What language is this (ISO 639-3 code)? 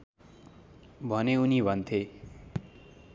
nep